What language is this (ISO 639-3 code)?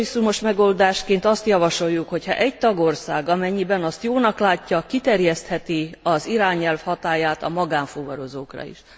hun